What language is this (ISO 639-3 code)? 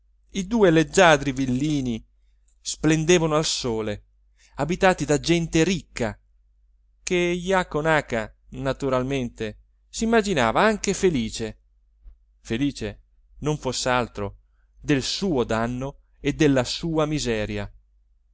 ita